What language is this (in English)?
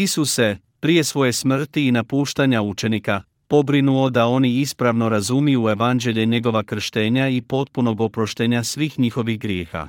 Croatian